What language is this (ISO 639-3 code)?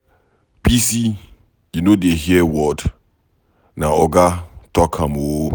pcm